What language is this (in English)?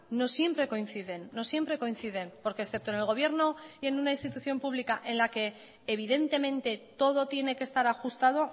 Spanish